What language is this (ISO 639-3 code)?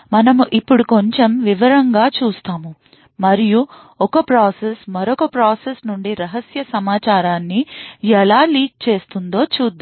tel